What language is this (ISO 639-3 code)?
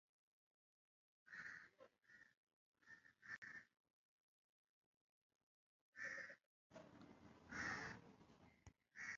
swa